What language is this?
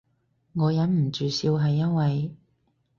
Cantonese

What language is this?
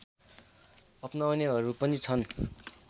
Nepali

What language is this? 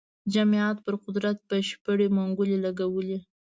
Pashto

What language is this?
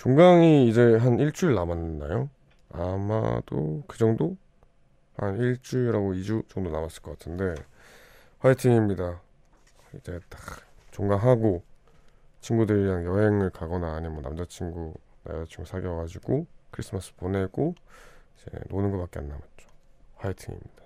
Korean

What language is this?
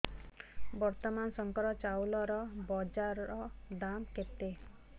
Odia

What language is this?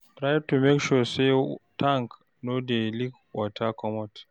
Nigerian Pidgin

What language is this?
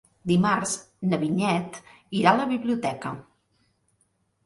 Catalan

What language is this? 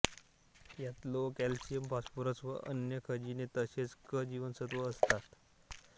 Marathi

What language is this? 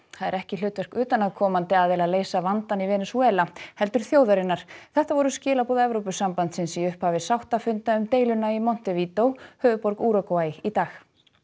Icelandic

